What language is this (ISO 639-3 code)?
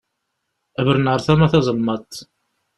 kab